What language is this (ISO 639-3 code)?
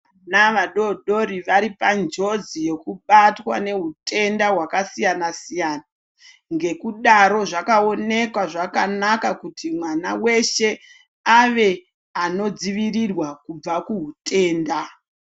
ndc